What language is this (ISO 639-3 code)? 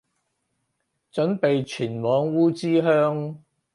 yue